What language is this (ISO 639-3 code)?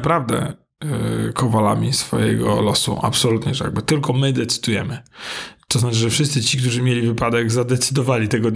pol